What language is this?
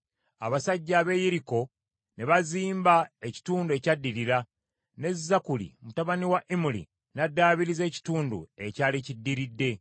Ganda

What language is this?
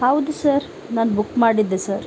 Kannada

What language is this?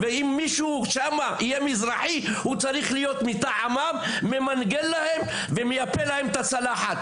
Hebrew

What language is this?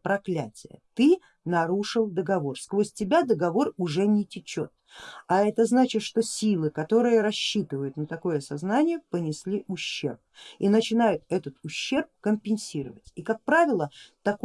Russian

